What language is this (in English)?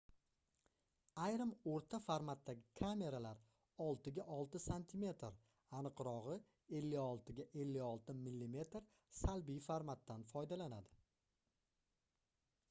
Uzbek